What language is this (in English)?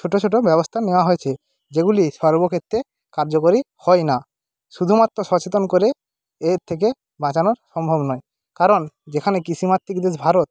Bangla